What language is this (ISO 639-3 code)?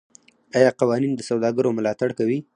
pus